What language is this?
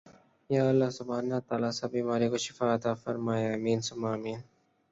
Urdu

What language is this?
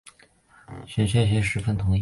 Chinese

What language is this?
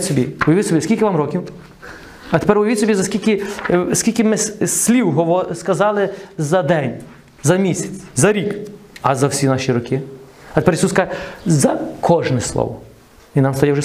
Ukrainian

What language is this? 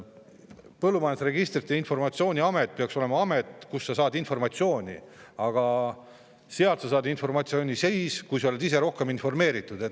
Estonian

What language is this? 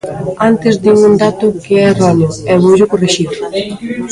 Galician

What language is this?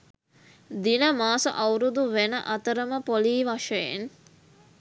Sinhala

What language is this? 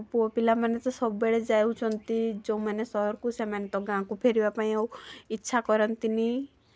Odia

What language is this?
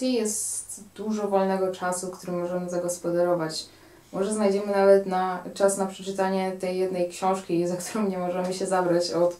Polish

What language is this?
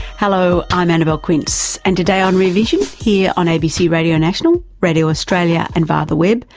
English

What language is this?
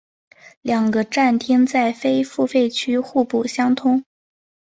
Chinese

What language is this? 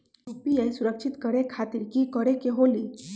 Magahi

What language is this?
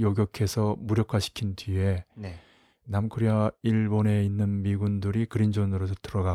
Korean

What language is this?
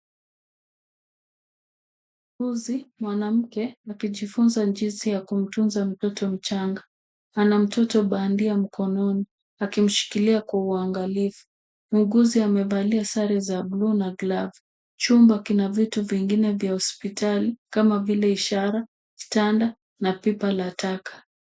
Swahili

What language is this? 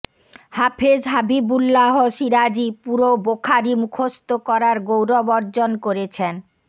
Bangla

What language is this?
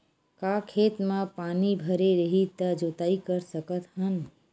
Chhattisgarhi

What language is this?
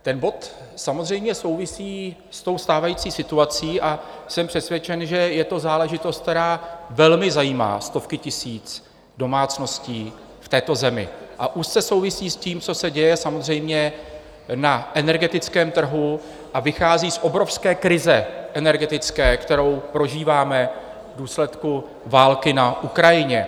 Czech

